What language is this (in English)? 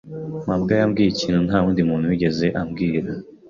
Kinyarwanda